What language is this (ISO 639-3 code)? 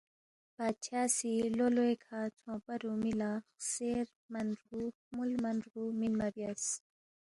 bft